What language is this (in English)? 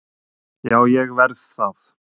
Icelandic